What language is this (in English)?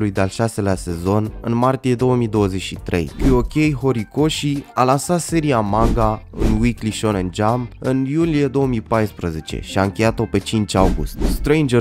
Romanian